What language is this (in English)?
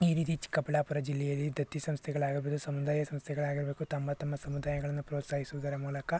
Kannada